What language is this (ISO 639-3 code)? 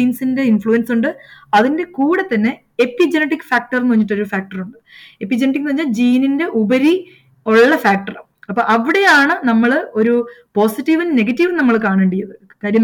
mal